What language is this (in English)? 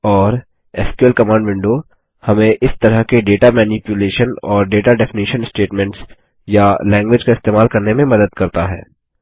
Hindi